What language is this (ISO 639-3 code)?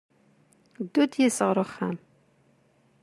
kab